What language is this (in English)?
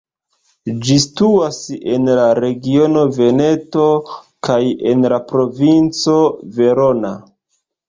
Esperanto